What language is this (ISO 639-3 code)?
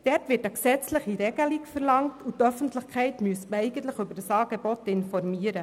gsw